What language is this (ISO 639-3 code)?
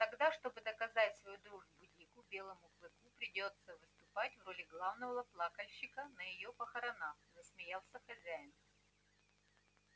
rus